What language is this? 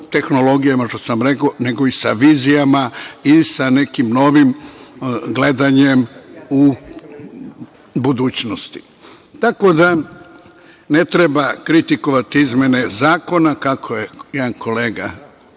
Serbian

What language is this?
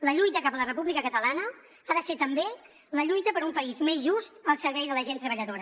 Catalan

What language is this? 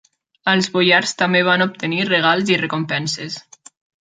Catalan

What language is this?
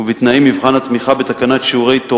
Hebrew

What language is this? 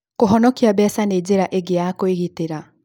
Kikuyu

